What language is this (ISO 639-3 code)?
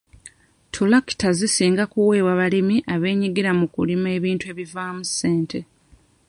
lug